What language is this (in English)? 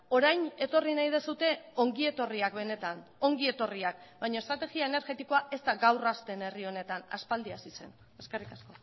Basque